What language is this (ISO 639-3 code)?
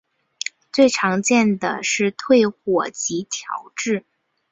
zho